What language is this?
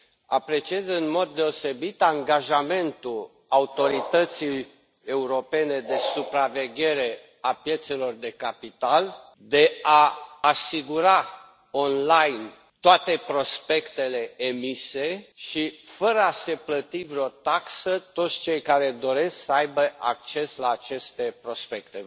Romanian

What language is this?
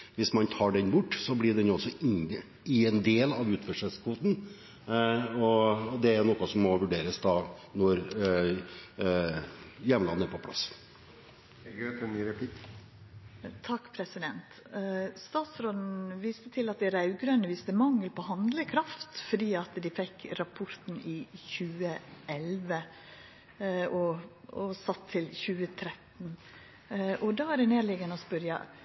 Norwegian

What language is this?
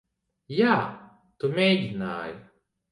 Latvian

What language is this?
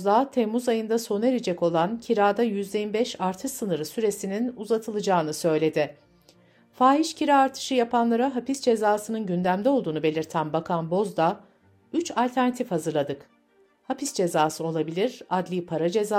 Turkish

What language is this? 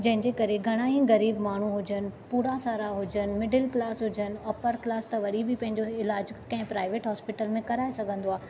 Sindhi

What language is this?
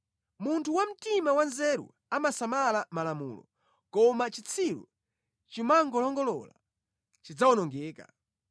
Nyanja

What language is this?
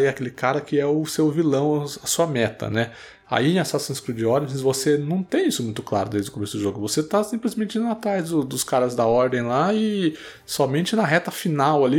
Portuguese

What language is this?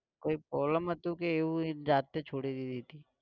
Gujarati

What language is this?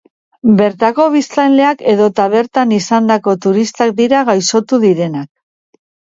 Basque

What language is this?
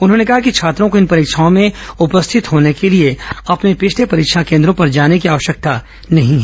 Hindi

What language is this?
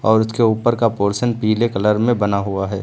Hindi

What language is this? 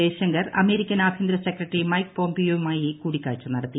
Malayalam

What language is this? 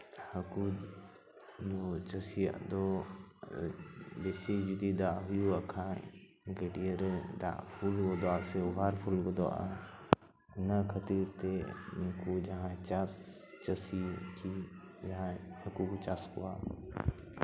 Santali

